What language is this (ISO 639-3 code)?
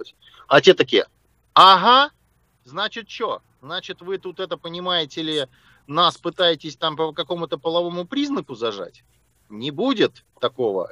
rus